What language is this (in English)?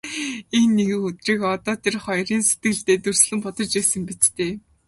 Mongolian